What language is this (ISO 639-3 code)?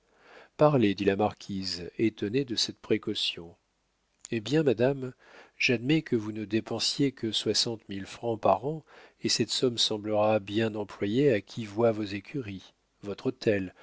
fra